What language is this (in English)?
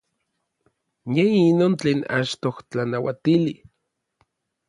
Orizaba Nahuatl